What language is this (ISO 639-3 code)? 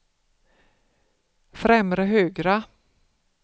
swe